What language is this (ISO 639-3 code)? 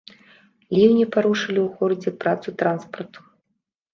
bel